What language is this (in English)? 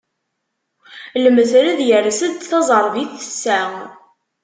Kabyle